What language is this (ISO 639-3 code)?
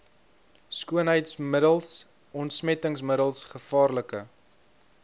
afr